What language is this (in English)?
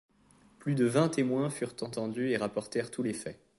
French